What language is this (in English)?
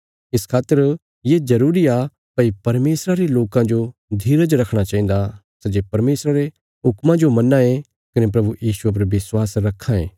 Bilaspuri